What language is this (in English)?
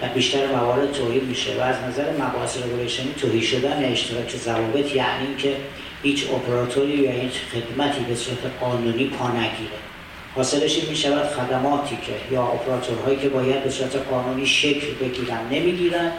Persian